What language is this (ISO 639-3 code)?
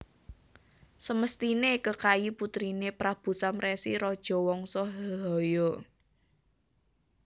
jav